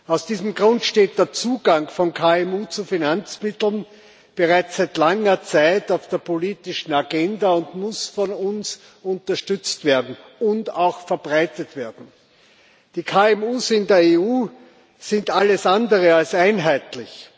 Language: German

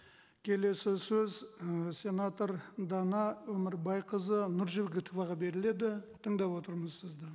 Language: Kazakh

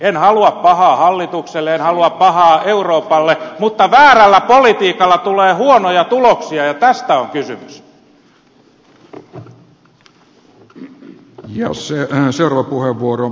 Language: Finnish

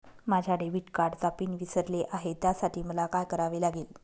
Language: Marathi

